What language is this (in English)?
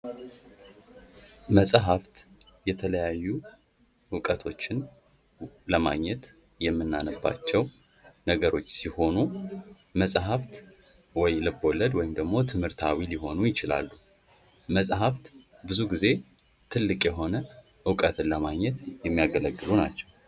Amharic